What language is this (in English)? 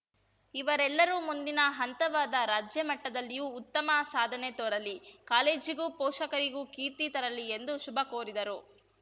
Kannada